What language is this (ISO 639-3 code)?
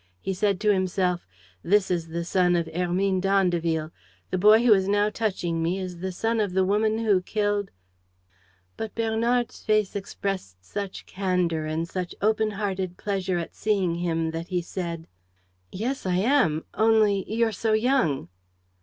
eng